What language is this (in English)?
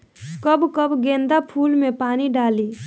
Bhojpuri